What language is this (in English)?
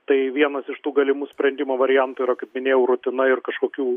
Lithuanian